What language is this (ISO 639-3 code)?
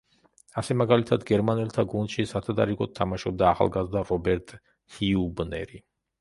kat